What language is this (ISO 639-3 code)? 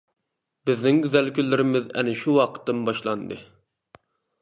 uig